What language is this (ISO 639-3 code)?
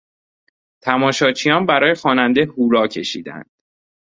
fas